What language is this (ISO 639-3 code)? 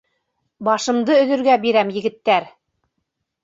bak